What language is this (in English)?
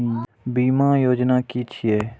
Maithili